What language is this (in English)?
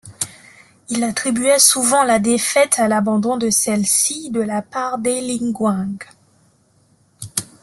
French